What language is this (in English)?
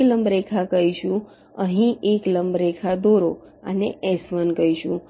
Gujarati